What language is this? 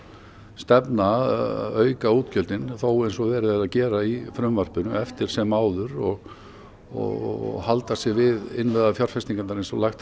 Icelandic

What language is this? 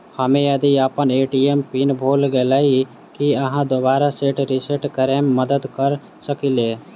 Maithili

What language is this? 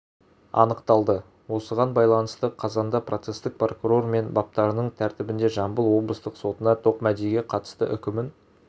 Kazakh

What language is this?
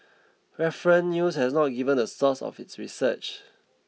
English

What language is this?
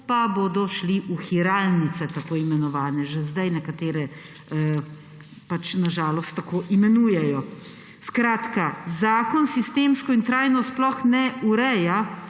Slovenian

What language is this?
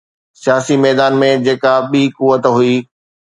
Sindhi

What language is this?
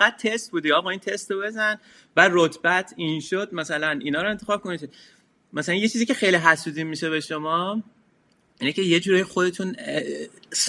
Persian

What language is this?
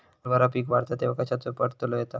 Marathi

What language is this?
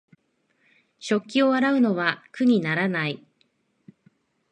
Japanese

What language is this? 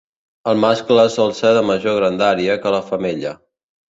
Catalan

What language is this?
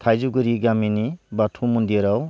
Bodo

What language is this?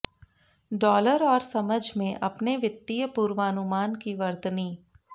Hindi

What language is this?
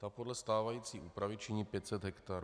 Czech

